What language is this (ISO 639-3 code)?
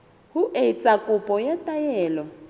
sot